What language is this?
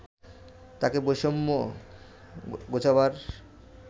Bangla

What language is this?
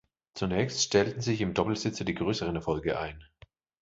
German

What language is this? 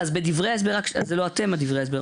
Hebrew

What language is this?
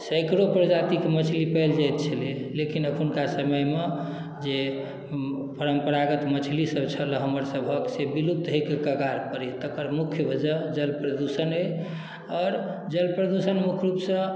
Maithili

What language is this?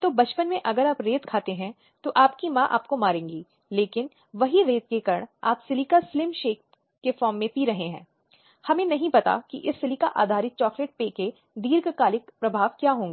Hindi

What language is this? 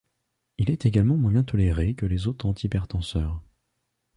French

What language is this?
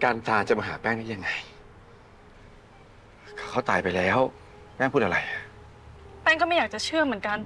Thai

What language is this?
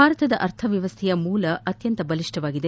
Kannada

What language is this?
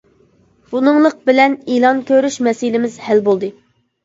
Uyghur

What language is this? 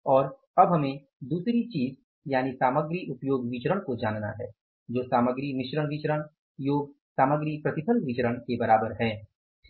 Hindi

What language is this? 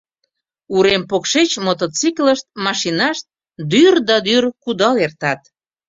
Mari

